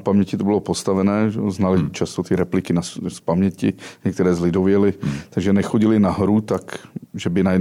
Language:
Czech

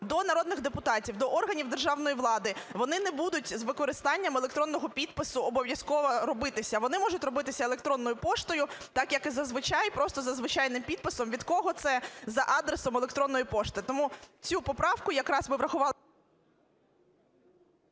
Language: Ukrainian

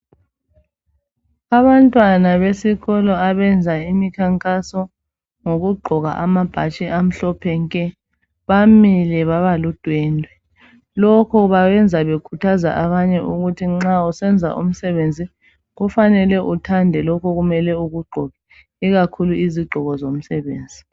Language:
North Ndebele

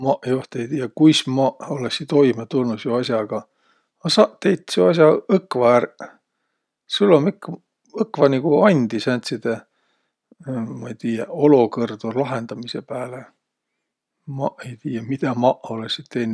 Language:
Võro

